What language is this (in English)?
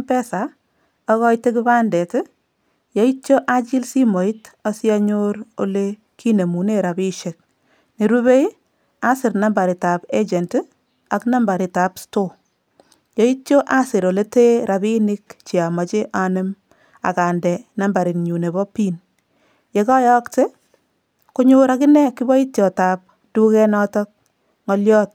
Kalenjin